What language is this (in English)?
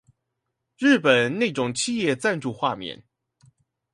Chinese